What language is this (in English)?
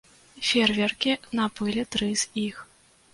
Belarusian